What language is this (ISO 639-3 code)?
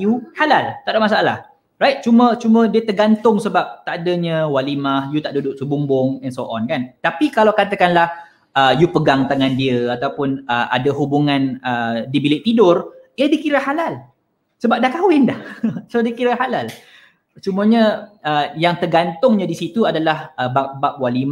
msa